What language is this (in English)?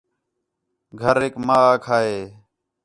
Khetrani